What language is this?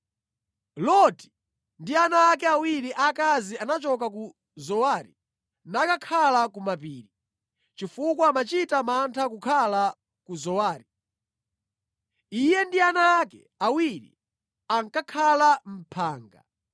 Nyanja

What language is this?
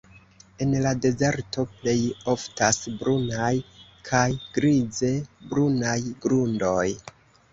Esperanto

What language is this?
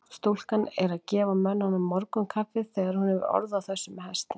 Icelandic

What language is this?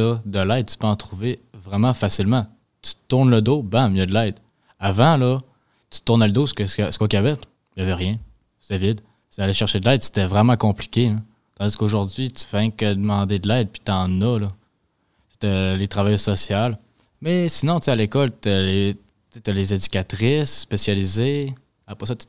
French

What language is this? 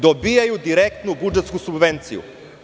Serbian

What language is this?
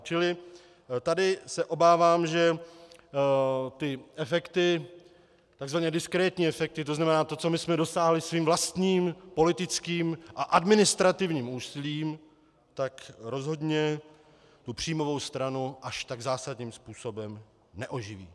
Czech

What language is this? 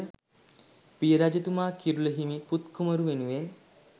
Sinhala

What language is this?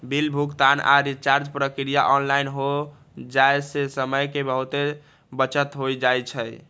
Magahi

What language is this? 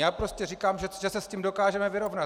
Czech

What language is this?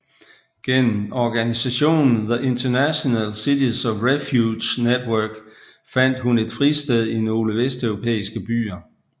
Danish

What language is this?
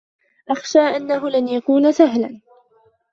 Arabic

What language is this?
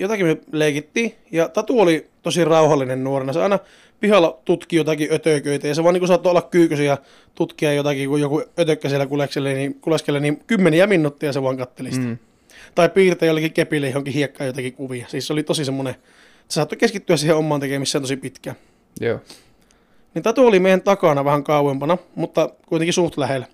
Finnish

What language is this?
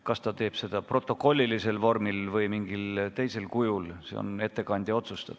Estonian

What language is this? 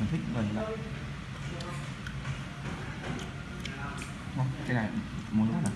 Vietnamese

